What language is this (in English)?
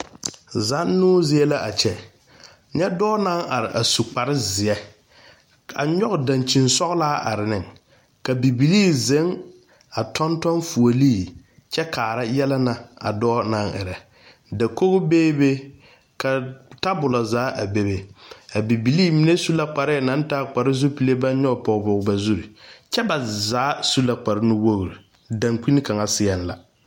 Southern Dagaare